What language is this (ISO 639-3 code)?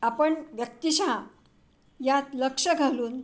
mar